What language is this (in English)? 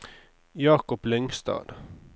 Norwegian